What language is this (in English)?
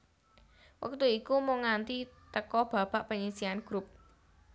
Javanese